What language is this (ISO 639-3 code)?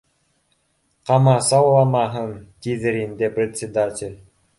bak